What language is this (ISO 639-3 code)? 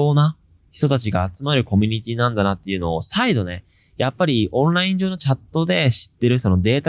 jpn